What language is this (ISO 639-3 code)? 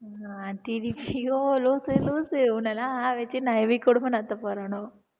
tam